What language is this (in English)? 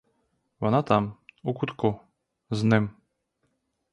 Ukrainian